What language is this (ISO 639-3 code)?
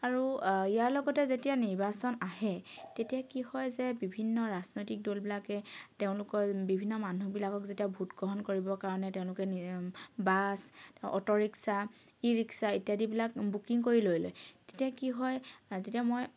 asm